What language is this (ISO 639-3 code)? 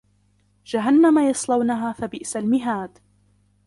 ara